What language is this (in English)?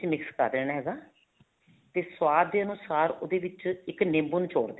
Punjabi